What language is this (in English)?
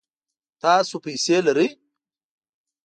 Pashto